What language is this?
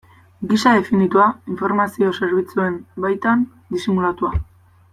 Basque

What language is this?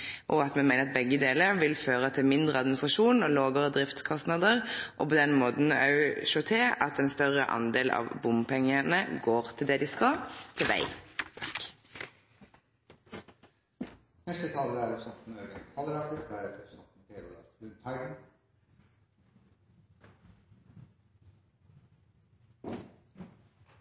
Norwegian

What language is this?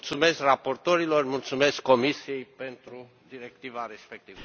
Romanian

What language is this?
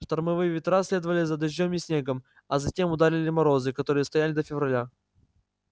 Russian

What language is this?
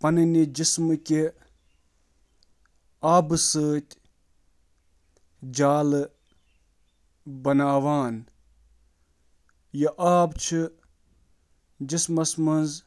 Kashmiri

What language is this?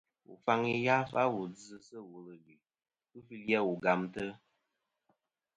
Kom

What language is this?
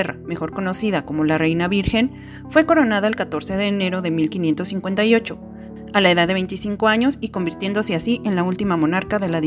Spanish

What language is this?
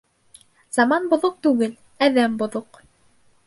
Bashkir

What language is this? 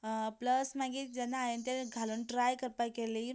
Konkani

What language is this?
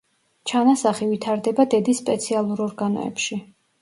Georgian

